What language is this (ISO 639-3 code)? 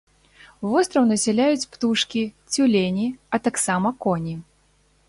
bel